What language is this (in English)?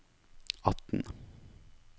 Norwegian